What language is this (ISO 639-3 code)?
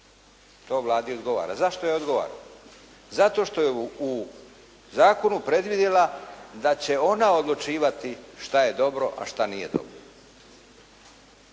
hrv